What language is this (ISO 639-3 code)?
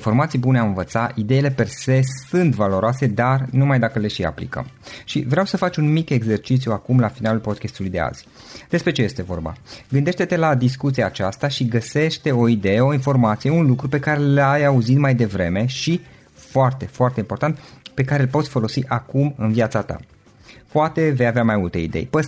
ron